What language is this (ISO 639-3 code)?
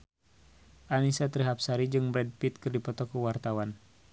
sun